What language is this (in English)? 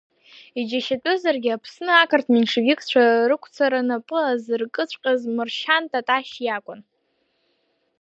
Abkhazian